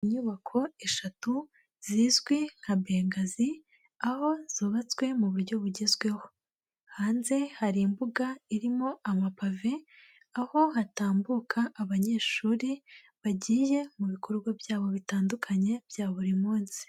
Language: Kinyarwanda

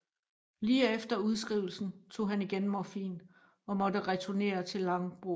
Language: Danish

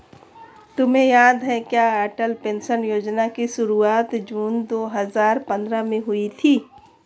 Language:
Hindi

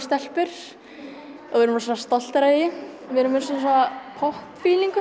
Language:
Icelandic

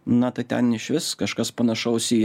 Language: Lithuanian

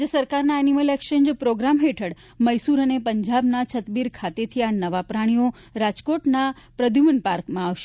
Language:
Gujarati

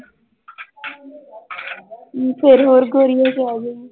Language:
Punjabi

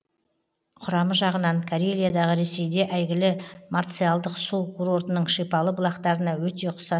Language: Kazakh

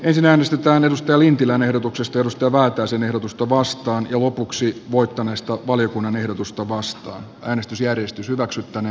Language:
Finnish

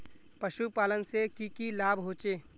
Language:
Magahi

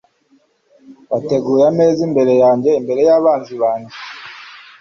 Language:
Kinyarwanda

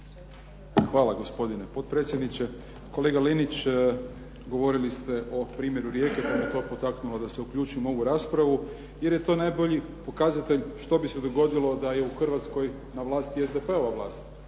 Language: Croatian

